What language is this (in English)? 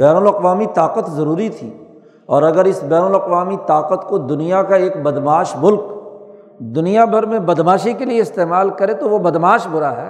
Urdu